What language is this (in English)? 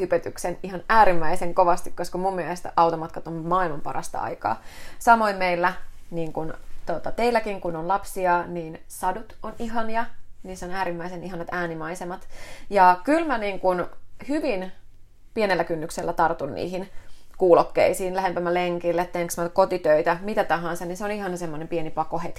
Finnish